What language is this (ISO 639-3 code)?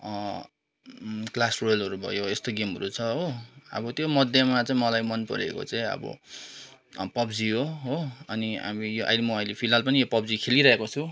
nep